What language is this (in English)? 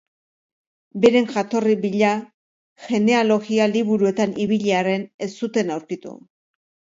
Basque